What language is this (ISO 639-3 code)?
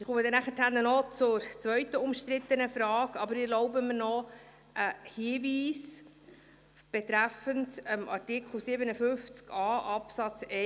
gsw